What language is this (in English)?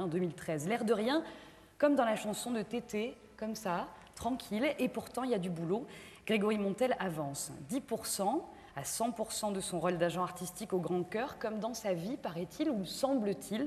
French